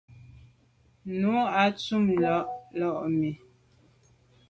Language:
Medumba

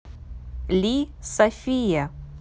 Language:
Russian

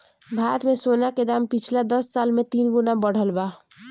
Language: Bhojpuri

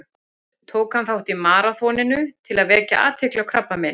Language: Icelandic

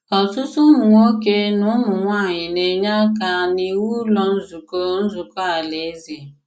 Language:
Igbo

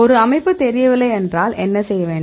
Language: Tamil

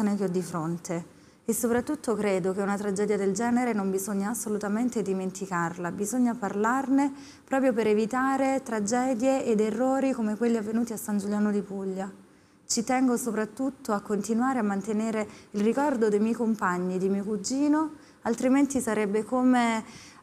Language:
Italian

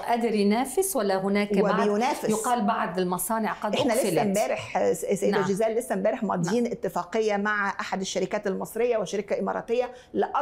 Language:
Arabic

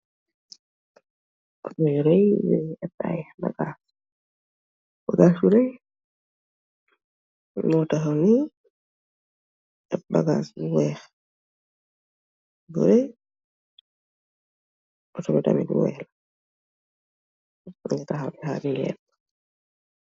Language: Wolof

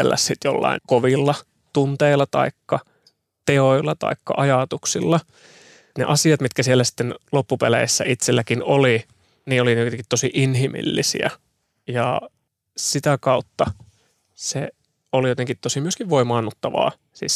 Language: Finnish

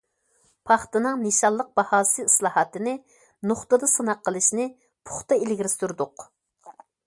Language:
Uyghur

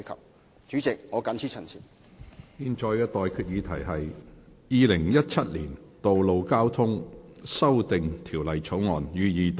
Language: Cantonese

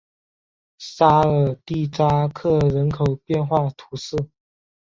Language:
Chinese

